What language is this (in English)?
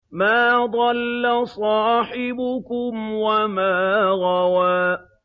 Arabic